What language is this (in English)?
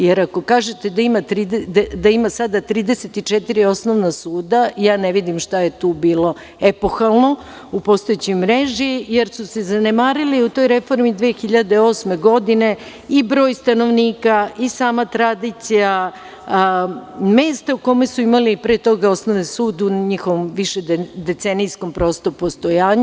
Serbian